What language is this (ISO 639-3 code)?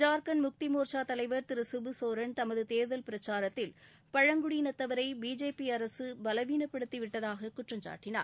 tam